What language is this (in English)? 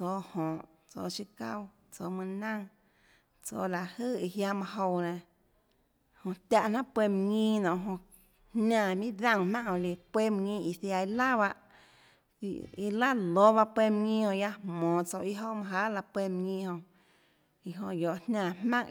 Tlacoatzintepec Chinantec